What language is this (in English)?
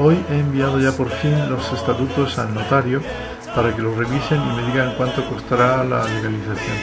Spanish